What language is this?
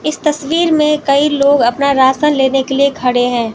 Hindi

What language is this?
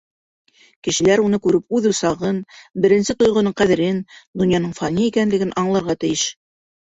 Bashkir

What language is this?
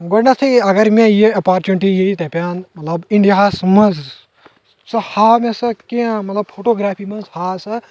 Kashmiri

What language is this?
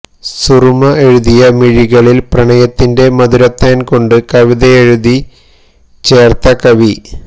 Malayalam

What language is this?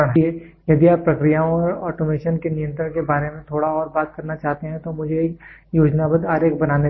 Hindi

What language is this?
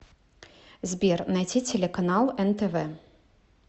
Russian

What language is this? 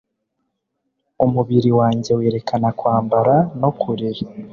Kinyarwanda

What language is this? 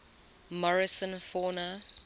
English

